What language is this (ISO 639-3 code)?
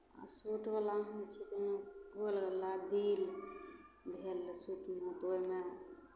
mai